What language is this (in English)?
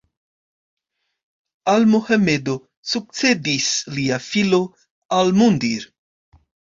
Esperanto